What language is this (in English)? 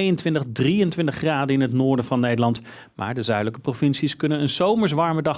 Dutch